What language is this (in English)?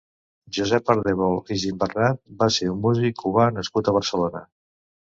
Catalan